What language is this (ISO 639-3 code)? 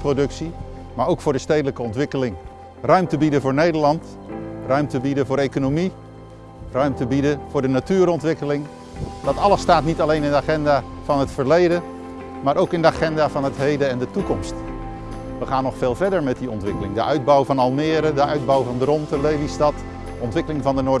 nld